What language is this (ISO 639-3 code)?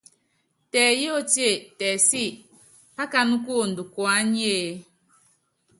yav